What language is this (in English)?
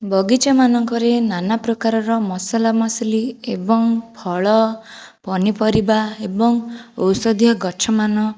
Odia